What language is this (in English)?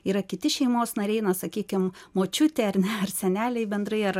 Lithuanian